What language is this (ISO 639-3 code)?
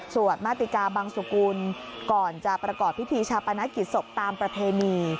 tha